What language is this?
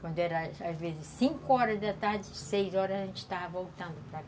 Portuguese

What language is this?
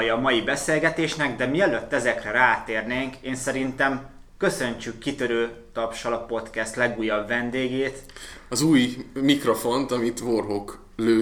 Hungarian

